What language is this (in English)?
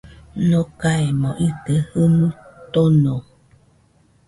Nüpode Huitoto